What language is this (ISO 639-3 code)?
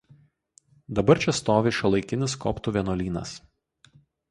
lit